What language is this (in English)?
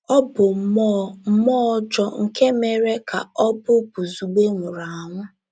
Igbo